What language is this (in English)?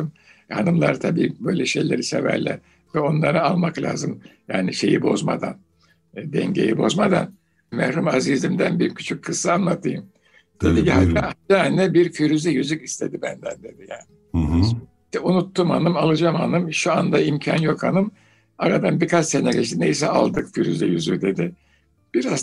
Turkish